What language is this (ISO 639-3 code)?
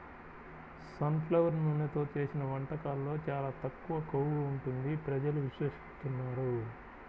tel